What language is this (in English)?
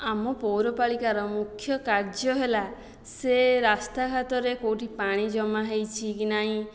Odia